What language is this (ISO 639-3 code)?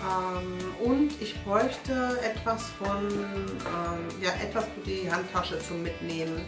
deu